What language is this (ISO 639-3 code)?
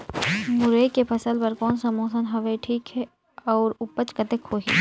hne